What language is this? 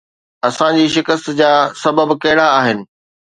Sindhi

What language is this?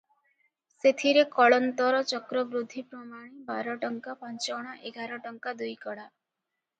Odia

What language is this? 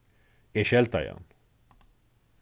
Faroese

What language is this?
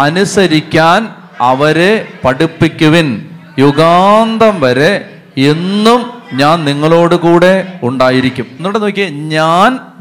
Malayalam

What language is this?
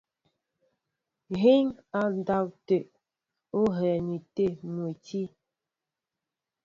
Mbo (Cameroon)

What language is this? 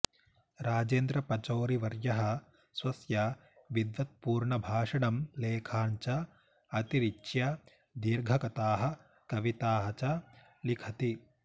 Sanskrit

